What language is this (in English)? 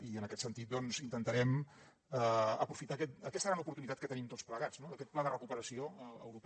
Catalan